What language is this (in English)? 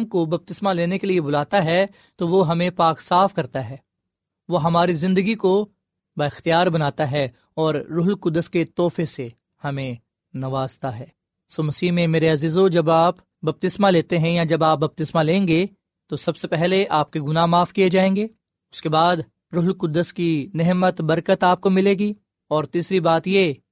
Urdu